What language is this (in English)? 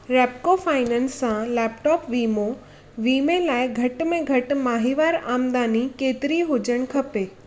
Sindhi